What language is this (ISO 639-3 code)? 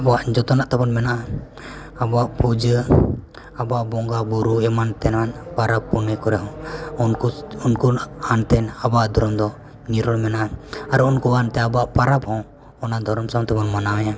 sat